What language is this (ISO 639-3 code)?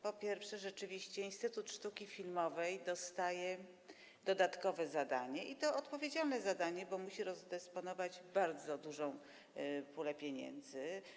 pol